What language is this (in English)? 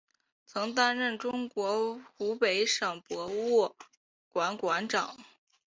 Chinese